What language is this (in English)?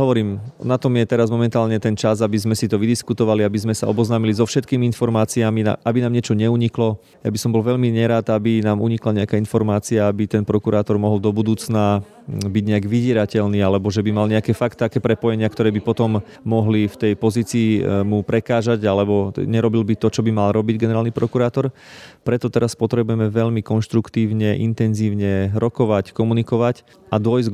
Slovak